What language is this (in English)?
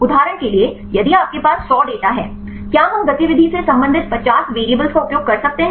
Hindi